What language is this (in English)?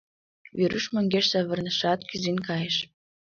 Mari